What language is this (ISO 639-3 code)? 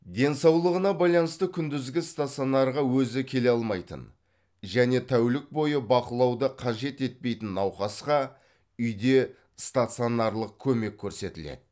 kaz